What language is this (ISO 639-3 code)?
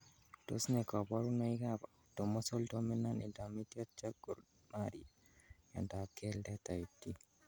kln